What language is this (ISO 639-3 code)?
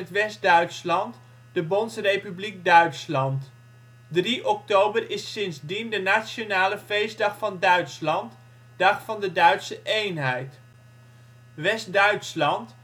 nld